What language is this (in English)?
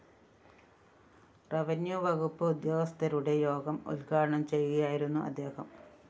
Malayalam